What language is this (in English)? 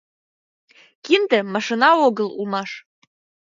Mari